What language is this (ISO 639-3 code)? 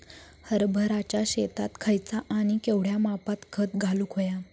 mar